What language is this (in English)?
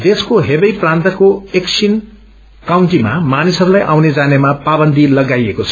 Nepali